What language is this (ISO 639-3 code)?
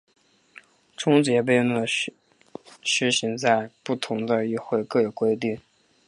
zho